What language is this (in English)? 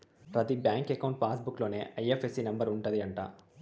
Telugu